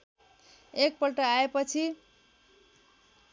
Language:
Nepali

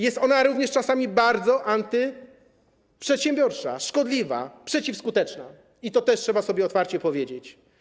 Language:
Polish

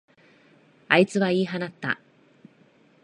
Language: Japanese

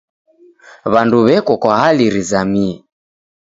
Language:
Taita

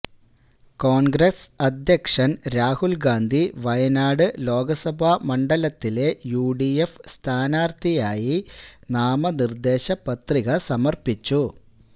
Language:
Malayalam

